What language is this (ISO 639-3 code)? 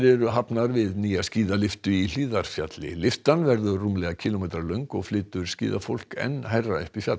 isl